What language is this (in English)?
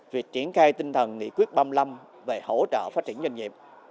Vietnamese